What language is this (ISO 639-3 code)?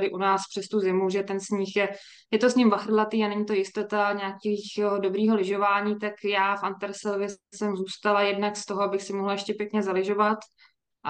ces